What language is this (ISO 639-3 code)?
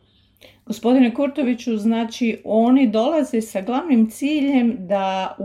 hrv